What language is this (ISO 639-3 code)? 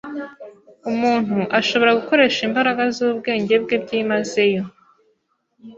kin